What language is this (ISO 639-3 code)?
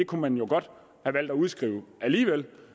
dan